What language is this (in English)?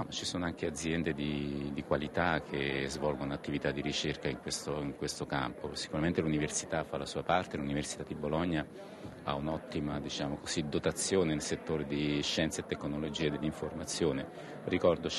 Italian